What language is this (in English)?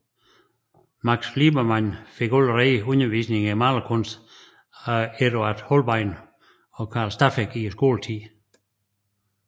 Danish